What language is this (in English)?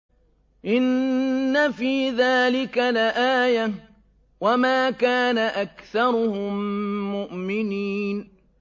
Arabic